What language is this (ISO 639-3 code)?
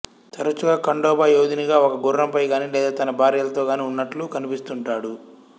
tel